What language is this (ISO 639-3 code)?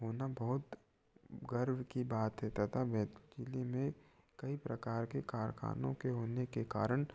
hin